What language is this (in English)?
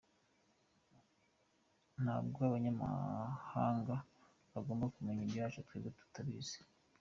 Kinyarwanda